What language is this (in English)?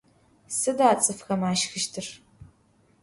Adyghe